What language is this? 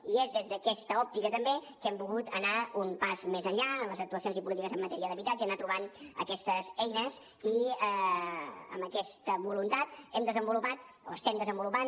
Catalan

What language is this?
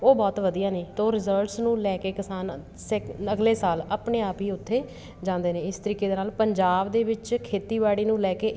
Punjabi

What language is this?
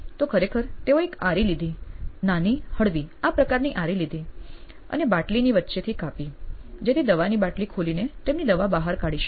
Gujarati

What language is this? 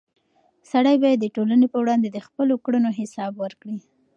Pashto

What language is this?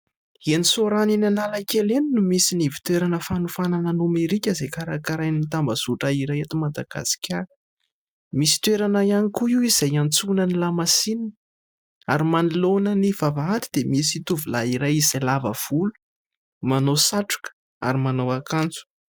Malagasy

